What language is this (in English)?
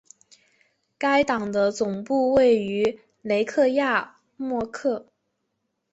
Chinese